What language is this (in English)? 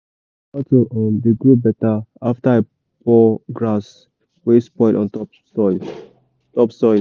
Nigerian Pidgin